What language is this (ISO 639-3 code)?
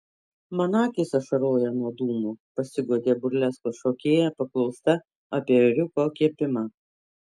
lit